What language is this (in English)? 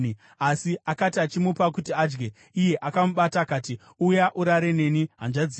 Shona